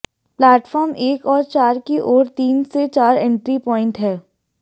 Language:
Hindi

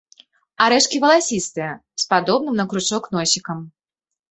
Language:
Belarusian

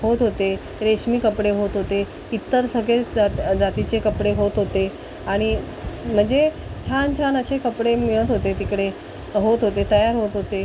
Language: Marathi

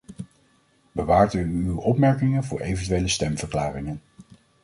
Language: Dutch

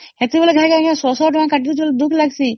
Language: Odia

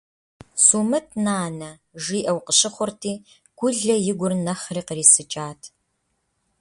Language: Kabardian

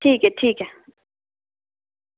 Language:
Dogri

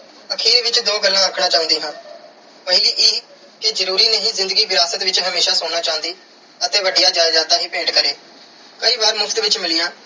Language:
Punjabi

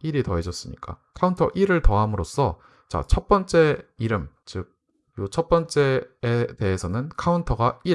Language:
Korean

